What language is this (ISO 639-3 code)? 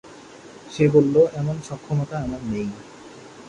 ben